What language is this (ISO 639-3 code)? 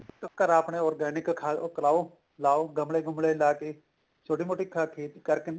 pan